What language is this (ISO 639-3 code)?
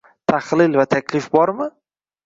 uzb